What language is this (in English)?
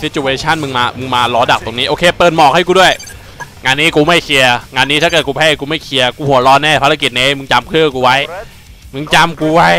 Thai